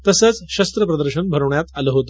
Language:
Marathi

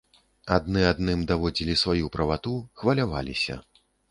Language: Belarusian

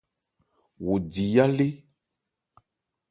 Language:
Ebrié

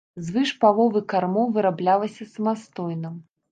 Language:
Belarusian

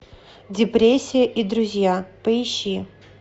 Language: Russian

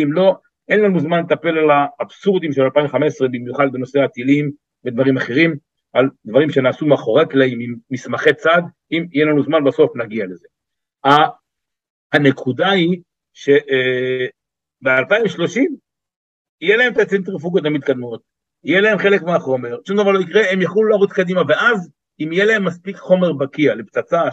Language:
Hebrew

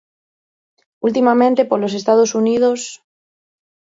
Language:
Galician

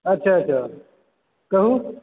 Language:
Maithili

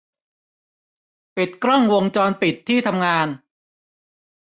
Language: Thai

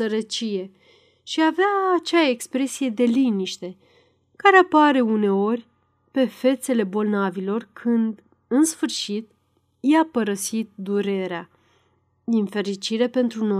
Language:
Romanian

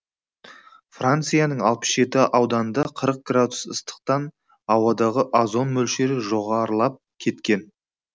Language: Kazakh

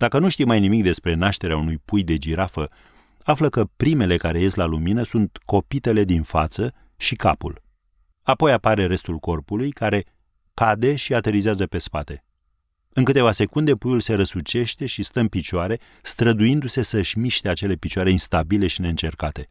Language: Romanian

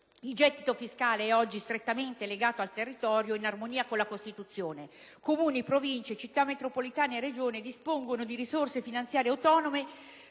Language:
Italian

